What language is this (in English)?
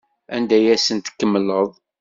Kabyle